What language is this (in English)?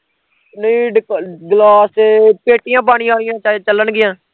Punjabi